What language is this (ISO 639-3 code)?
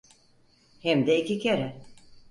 tur